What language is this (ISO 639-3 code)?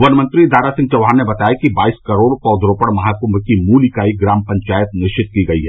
hin